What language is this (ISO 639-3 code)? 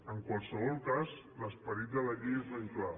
cat